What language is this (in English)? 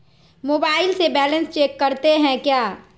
Magahi